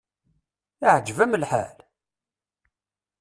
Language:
Kabyle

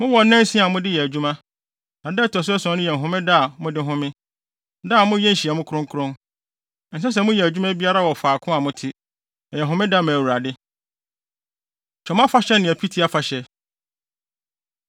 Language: Akan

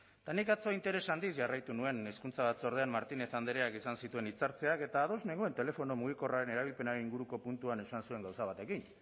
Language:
Basque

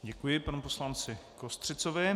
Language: Czech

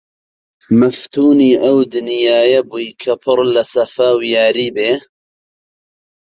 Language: Central Kurdish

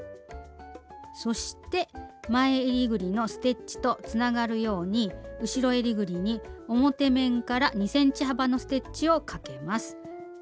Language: Japanese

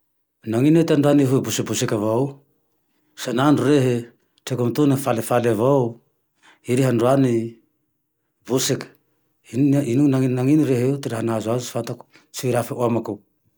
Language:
Tandroy-Mahafaly Malagasy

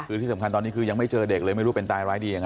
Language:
Thai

